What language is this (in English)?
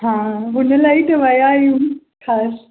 Sindhi